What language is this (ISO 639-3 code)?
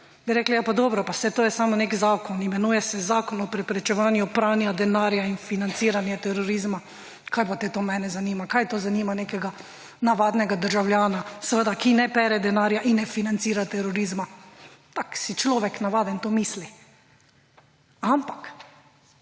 slv